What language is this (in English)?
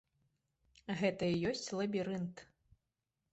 Belarusian